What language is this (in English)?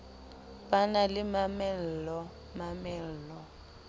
Southern Sotho